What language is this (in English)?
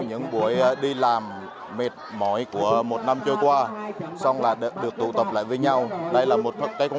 Vietnamese